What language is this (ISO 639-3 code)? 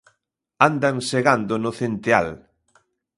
glg